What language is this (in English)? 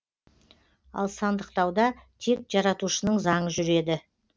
Kazakh